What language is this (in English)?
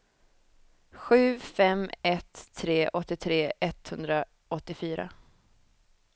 Swedish